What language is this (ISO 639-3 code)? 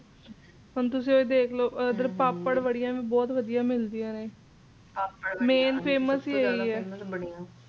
pan